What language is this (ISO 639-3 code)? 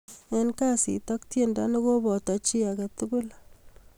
kln